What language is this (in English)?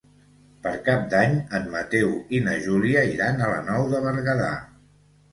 Catalan